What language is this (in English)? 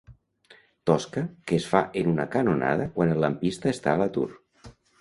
Catalan